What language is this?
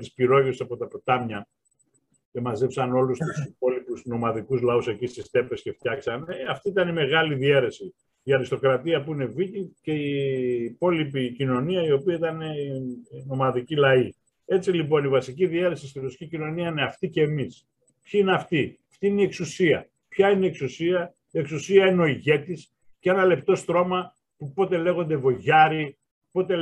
Greek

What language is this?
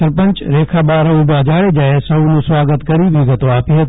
Gujarati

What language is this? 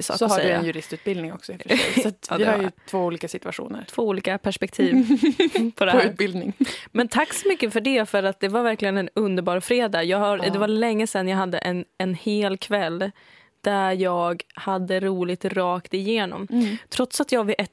Swedish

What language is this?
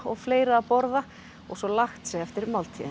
Icelandic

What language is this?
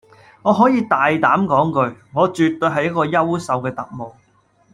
Cantonese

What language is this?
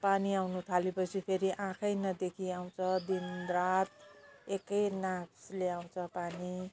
Nepali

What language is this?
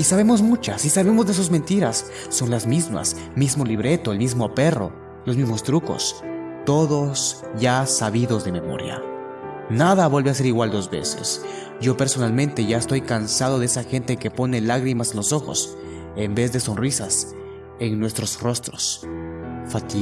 Spanish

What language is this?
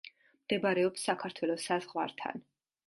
Georgian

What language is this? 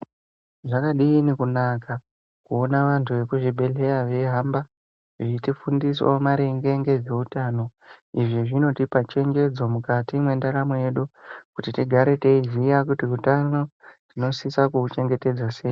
Ndau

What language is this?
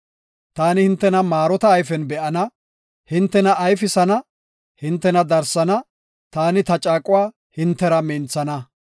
Gofa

